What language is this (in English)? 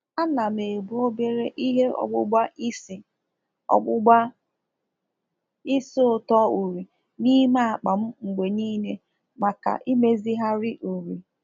Igbo